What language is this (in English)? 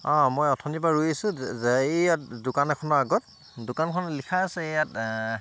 Assamese